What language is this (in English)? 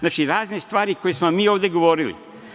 Serbian